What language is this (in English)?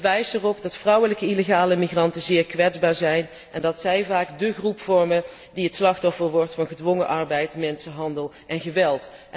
Dutch